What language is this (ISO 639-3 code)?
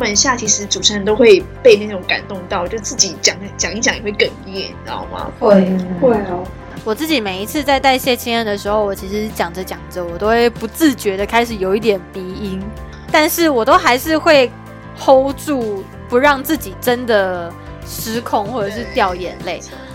zho